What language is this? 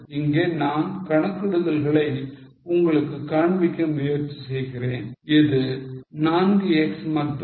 Tamil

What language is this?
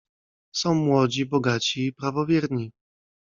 Polish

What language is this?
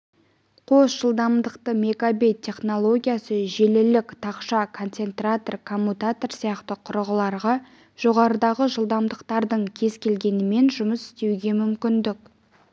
Kazakh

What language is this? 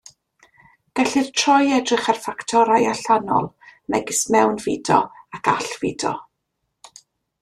Welsh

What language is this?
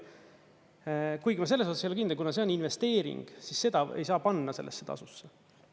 Estonian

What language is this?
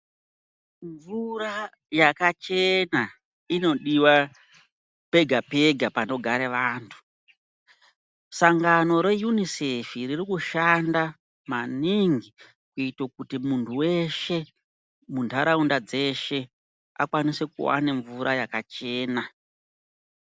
Ndau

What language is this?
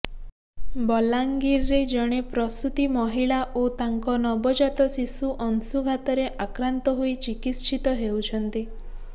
Odia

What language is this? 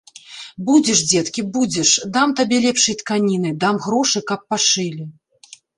Belarusian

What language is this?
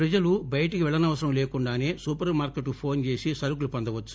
Telugu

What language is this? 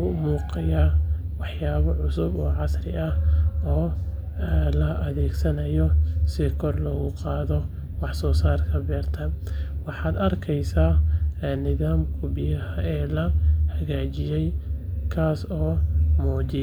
Somali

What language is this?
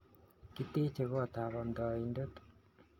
Kalenjin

